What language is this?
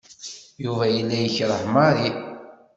Kabyle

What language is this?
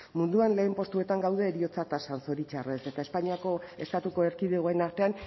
Basque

